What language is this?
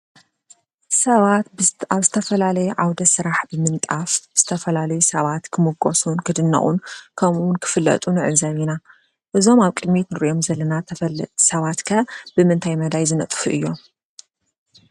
Tigrinya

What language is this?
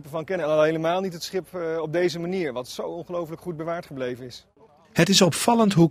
Dutch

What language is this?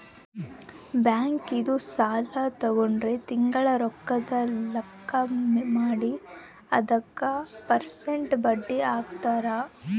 Kannada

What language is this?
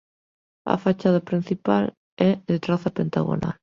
Galician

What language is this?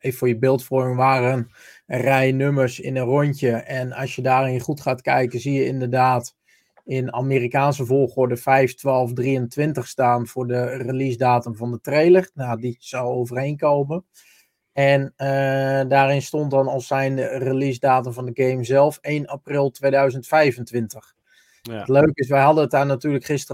Dutch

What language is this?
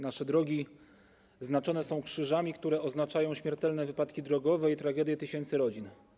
Polish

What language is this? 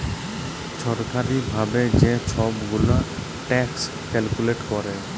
Bangla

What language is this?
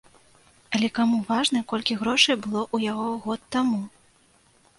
Belarusian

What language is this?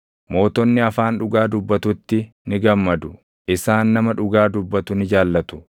Oromo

